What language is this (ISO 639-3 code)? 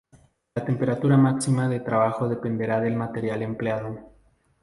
spa